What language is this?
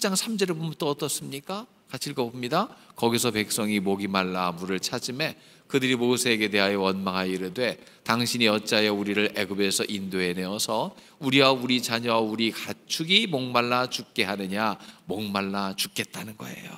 Korean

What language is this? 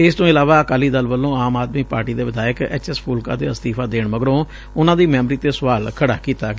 Punjabi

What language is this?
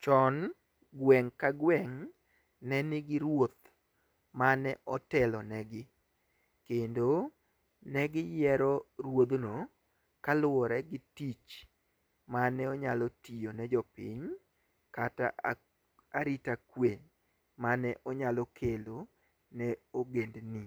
Luo (Kenya and Tanzania)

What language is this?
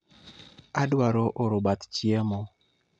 Luo (Kenya and Tanzania)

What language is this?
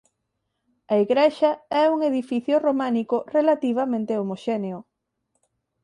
Galician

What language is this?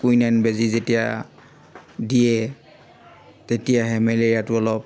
Assamese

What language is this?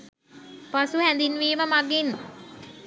Sinhala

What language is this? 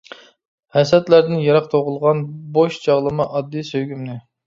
Uyghur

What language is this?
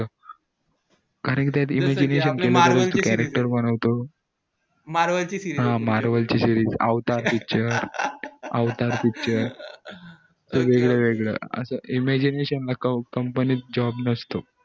Marathi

